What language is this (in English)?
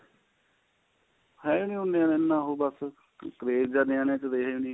Punjabi